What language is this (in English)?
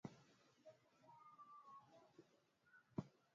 Swahili